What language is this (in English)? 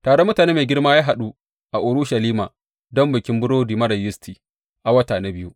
Hausa